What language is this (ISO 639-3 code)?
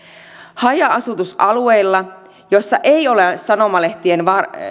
fin